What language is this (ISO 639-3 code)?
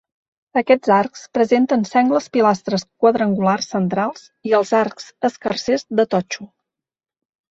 cat